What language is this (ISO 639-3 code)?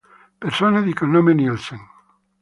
ita